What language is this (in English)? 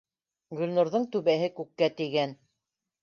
Bashkir